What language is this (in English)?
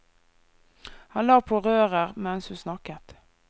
Norwegian